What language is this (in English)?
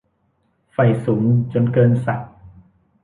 Thai